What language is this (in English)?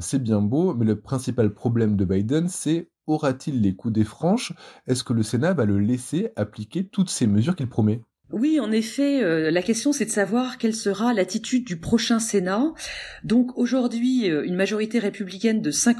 French